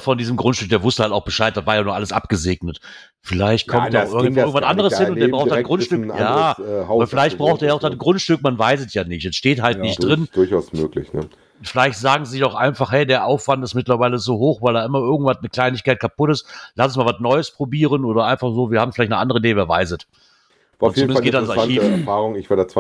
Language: German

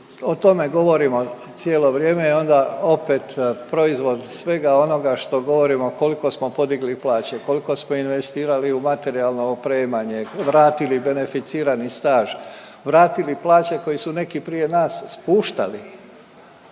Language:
Croatian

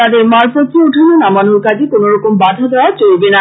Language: Bangla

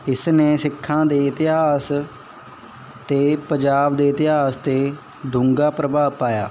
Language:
Punjabi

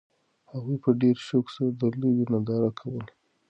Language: Pashto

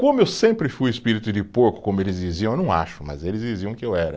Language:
Portuguese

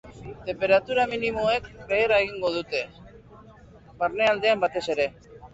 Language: Basque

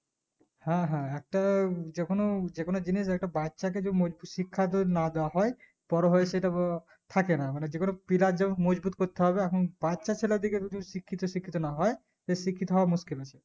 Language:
Bangla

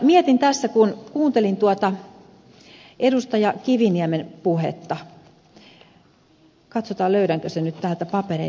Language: Finnish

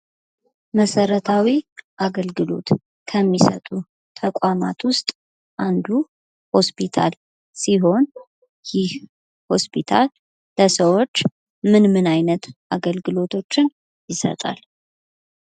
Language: Amharic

